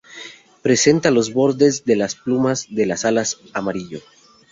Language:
Spanish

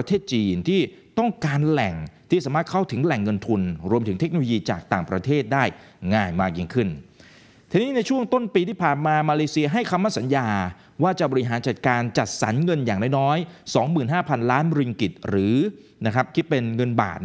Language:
Thai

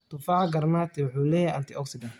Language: Somali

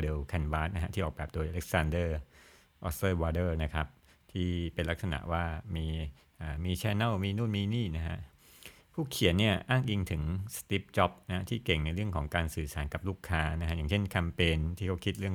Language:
Thai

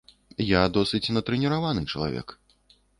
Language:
Belarusian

